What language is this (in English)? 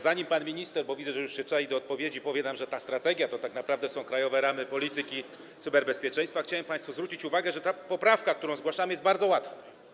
Polish